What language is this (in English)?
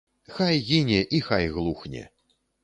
Belarusian